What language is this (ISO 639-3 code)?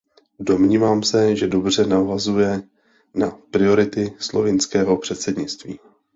ces